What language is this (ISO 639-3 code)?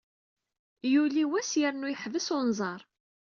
kab